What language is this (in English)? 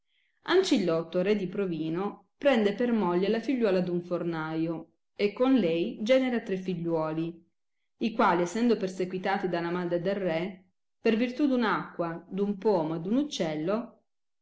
Italian